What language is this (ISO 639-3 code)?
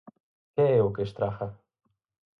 glg